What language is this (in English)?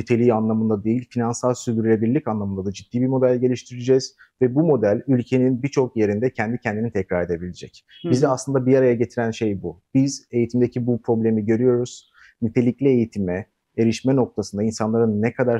Turkish